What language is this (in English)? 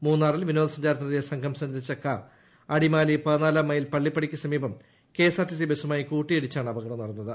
Malayalam